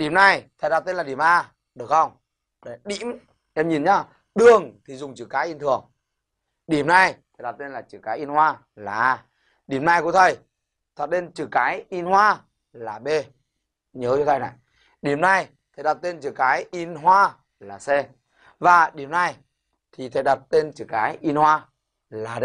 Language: Vietnamese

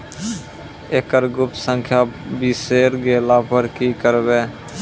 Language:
Maithili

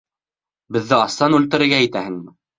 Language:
Bashkir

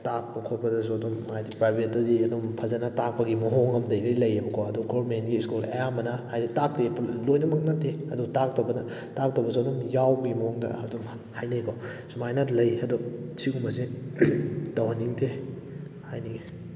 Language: Manipuri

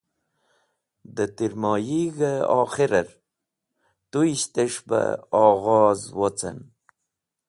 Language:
Wakhi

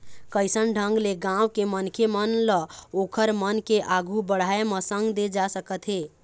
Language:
Chhattisgarhi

